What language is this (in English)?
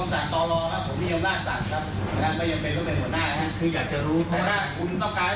Thai